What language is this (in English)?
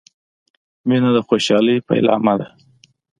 Pashto